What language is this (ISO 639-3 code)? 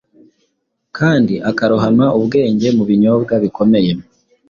kin